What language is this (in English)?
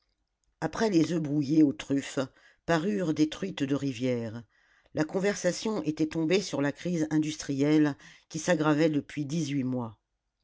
French